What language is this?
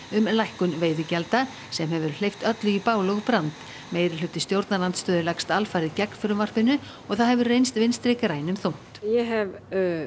Icelandic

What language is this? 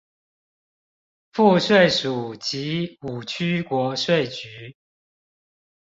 Chinese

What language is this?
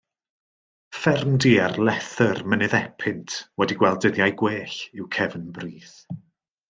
Welsh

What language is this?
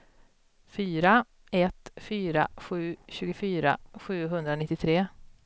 Swedish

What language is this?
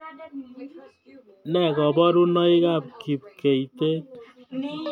Kalenjin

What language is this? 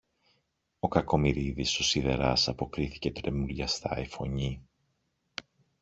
Greek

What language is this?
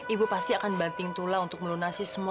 Indonesian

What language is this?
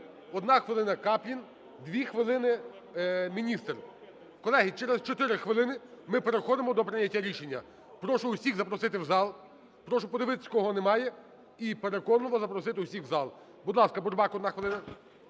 Ukrainian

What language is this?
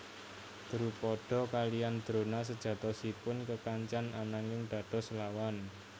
Javanese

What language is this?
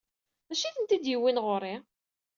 Kabyle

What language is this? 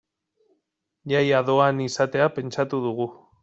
Basque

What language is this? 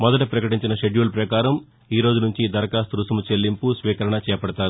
Telugu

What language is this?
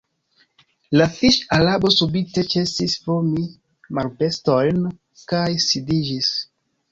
Esperanto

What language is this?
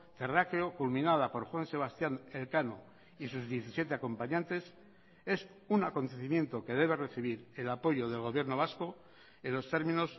Spanish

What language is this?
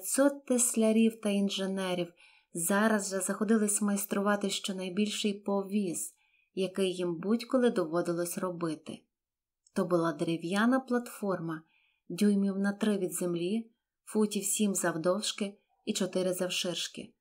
Ukrainian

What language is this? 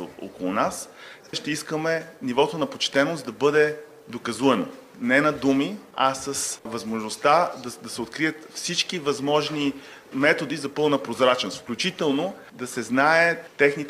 Bulgarian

